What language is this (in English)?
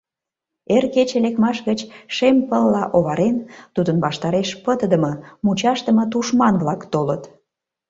Mari